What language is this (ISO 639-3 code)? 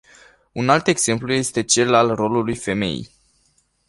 ron